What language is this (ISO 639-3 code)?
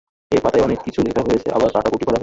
ben